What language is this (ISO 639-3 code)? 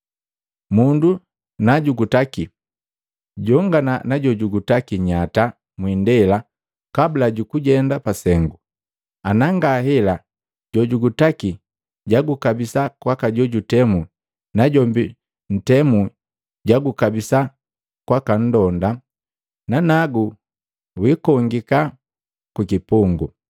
mgv